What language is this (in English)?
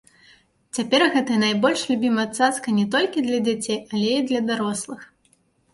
Belarusian